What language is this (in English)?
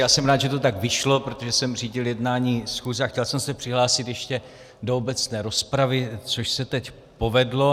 Czech